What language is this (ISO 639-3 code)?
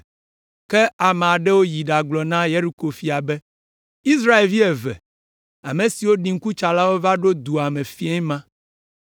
ewe